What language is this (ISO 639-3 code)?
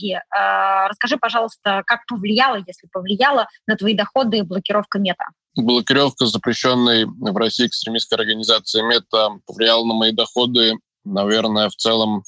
rus